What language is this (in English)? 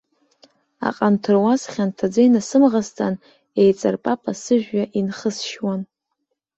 Abkhazian